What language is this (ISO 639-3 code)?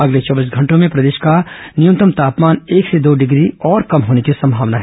hin